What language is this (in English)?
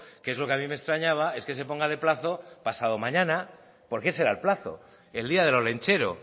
Spanish